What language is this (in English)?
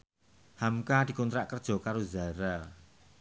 Javanese